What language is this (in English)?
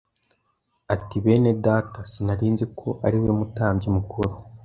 Kinyarwanda